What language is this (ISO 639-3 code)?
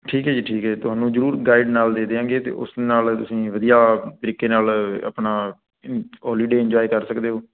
pan